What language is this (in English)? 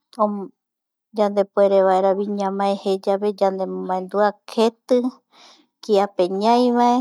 Eastern Bolivian Guaraní